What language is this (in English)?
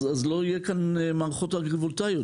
Hebrew